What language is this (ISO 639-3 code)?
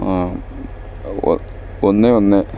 mal